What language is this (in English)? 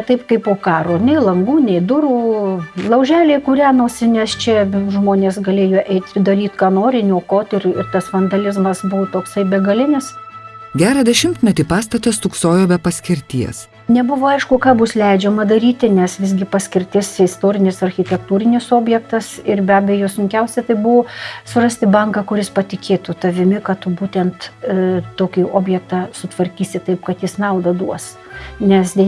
Russian